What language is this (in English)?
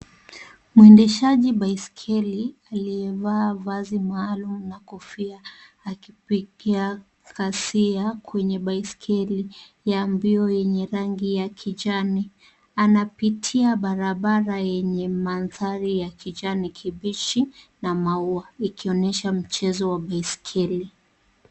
Swahili